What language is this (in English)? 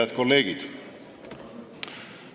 Estonian